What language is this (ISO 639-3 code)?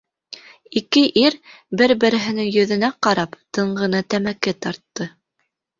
bak